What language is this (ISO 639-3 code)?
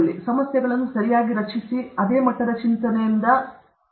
kan